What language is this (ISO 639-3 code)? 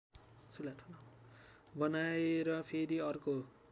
nep